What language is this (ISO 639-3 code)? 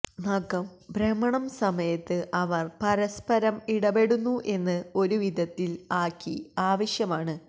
mal